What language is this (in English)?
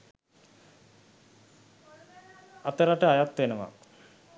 Sinhala